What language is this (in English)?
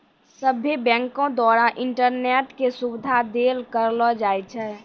Maithili